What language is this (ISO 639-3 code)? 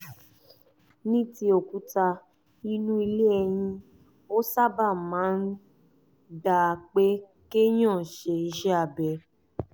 yor